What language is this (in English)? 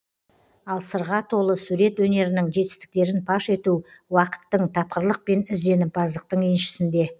Kazakh